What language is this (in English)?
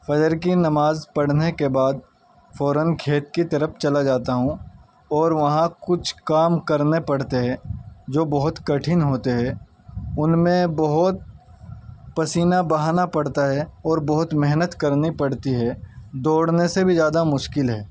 Urdu